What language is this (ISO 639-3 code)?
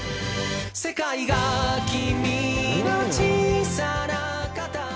jpn